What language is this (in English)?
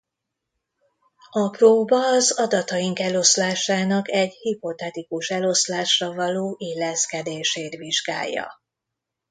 Hungarian